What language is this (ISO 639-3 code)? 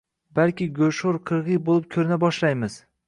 uzb